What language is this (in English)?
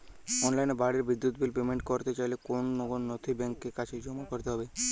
Bangla